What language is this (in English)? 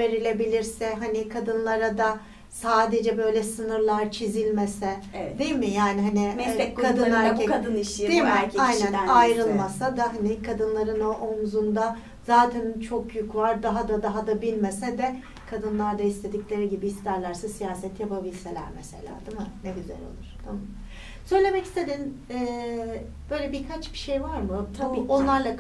Turkish